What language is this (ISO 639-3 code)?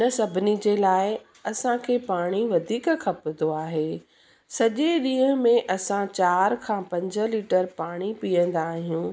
snd